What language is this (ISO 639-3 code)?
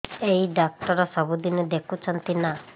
ori